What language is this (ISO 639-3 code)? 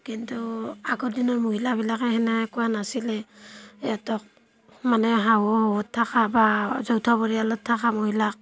asm